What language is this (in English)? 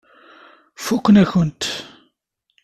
Kabyle